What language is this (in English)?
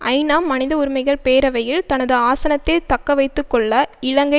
Tamil